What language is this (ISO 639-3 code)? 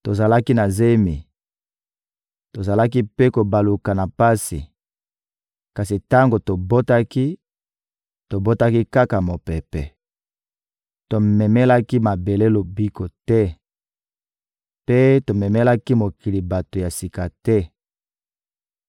lin